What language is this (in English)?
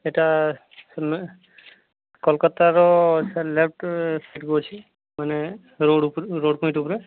Odia